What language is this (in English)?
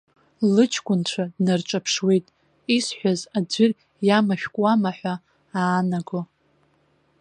Abkhazian